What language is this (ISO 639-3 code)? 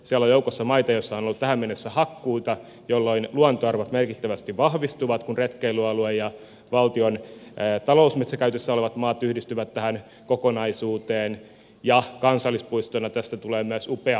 fin